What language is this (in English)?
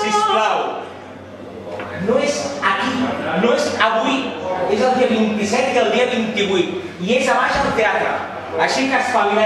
Romanian